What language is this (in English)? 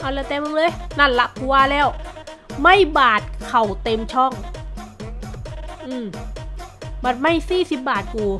Thai